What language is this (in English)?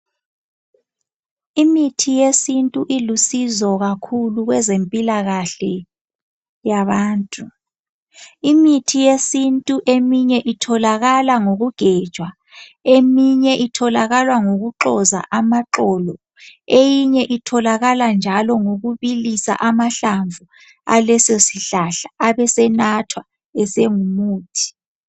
North Ndebele